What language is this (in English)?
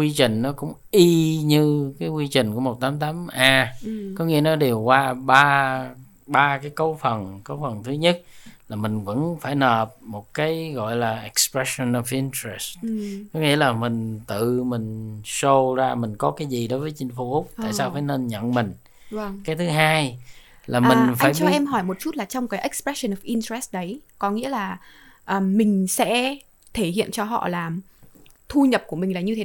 Vietnamese